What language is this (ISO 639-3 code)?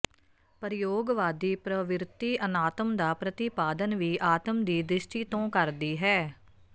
pan